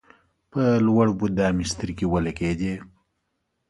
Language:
Pashto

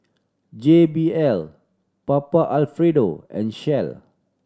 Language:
English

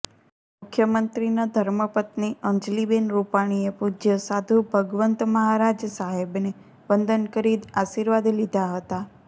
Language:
Gujarati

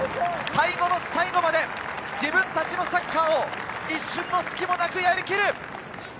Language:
Japanese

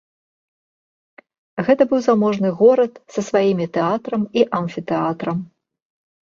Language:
Belarusian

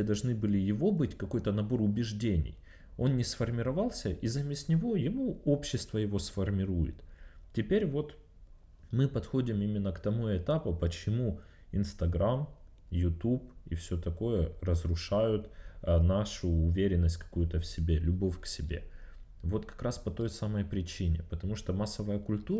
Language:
Russian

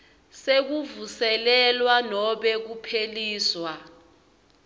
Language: Swati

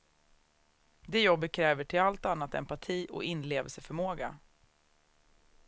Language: Swedish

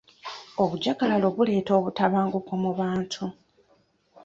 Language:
Ganda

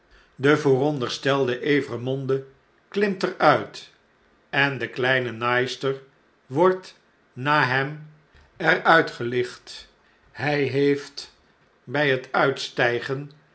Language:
Dutch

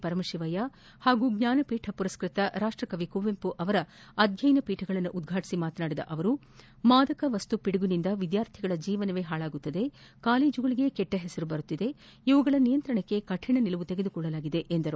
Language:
Kannada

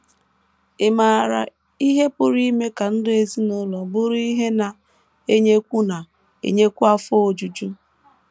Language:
Igbo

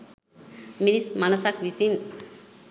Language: Sinhala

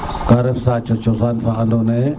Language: Serer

